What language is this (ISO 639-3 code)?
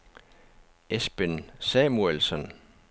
dan